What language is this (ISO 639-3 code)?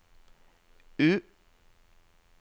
nor